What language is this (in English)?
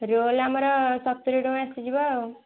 Odia